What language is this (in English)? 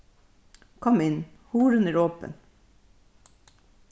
Faroese